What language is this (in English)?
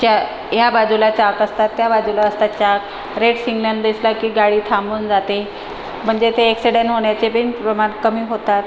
Marathi